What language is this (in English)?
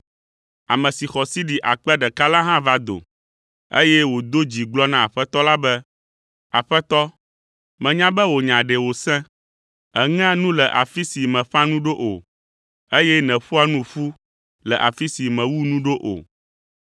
Ewe